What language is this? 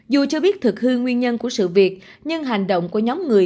Vietnamese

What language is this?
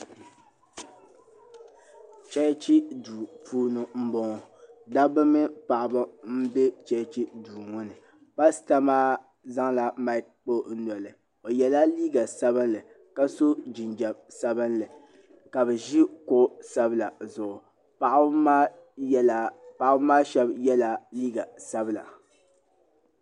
Dagbani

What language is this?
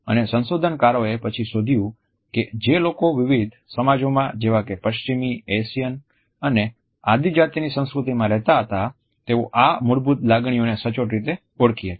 Gujarati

